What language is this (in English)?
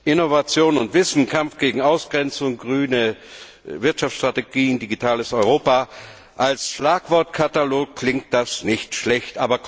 German